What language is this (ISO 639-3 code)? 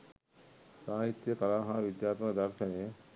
sin